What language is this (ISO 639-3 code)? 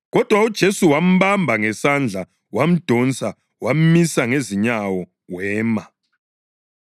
nde